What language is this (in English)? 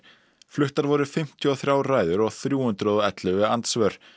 Icelandic